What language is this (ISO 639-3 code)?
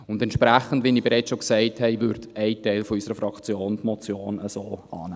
gsw